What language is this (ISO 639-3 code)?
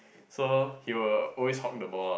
eng